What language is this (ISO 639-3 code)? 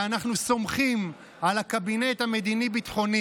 heb